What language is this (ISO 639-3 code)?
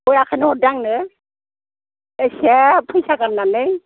brx